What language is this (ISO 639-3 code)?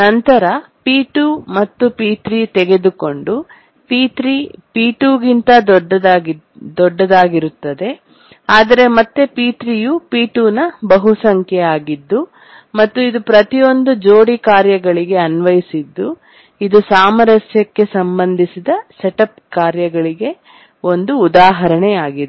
kan